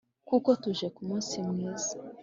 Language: Kinyarwanda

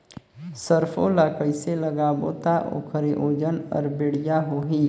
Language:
Chhattisgarhi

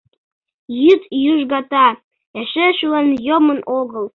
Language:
Mari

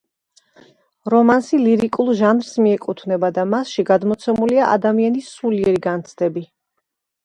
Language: Georgian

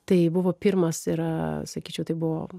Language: Lithuanian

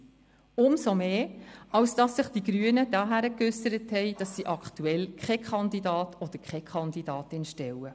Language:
Swiss German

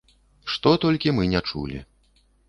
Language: Belarusian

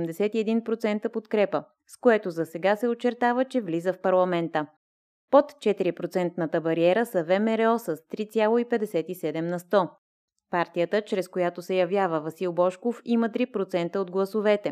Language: Bulgarian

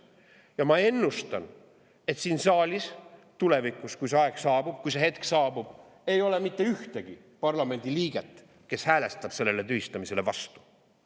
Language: Estonian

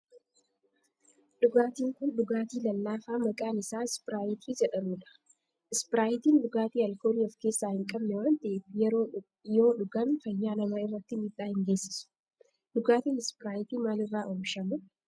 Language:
Oromo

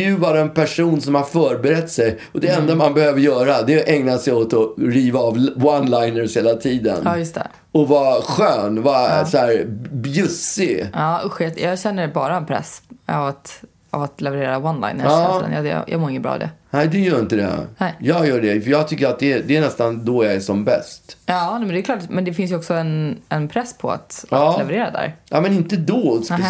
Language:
Swedish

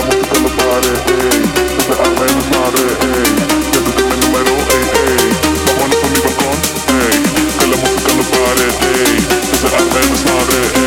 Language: Russian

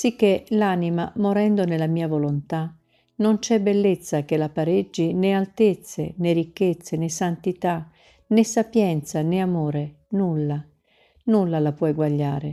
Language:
Italian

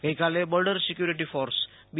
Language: Gujarati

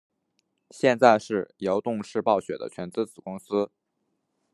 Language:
Chinese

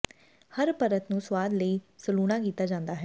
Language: Punjabi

